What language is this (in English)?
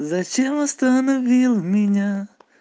Russian